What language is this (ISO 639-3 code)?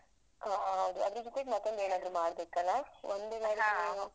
kan